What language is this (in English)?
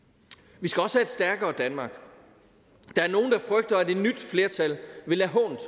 Danish